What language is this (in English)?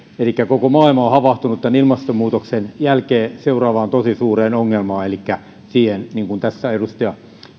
Finnish